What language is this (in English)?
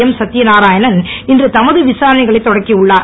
Tamil